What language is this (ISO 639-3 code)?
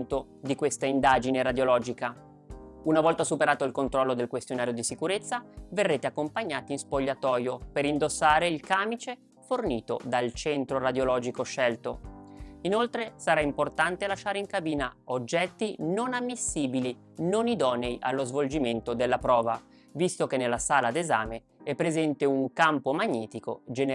ita